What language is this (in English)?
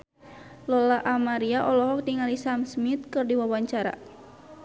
Sundanese